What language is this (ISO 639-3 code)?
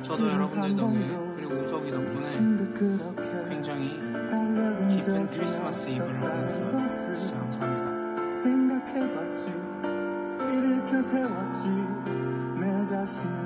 kor